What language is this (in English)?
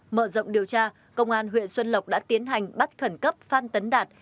Vietnamese